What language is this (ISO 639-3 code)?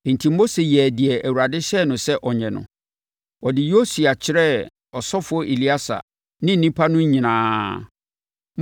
aka